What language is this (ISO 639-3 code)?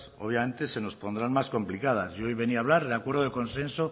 spa